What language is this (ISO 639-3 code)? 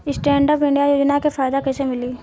bho